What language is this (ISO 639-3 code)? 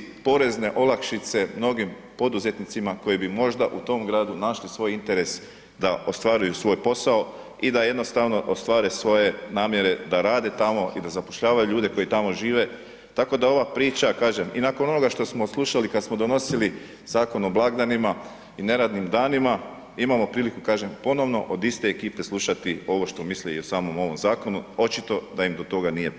hrv